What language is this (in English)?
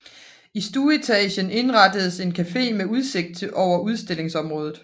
Danish